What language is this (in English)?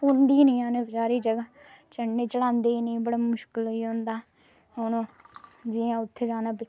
Dogri